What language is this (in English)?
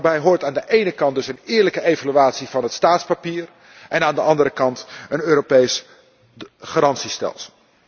Dutch